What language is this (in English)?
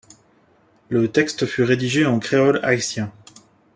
French